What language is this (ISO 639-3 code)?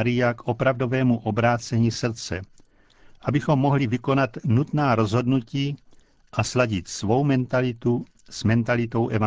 ces